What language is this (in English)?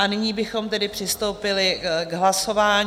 Czech